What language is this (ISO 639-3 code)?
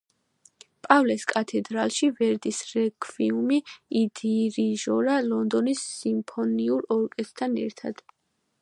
kat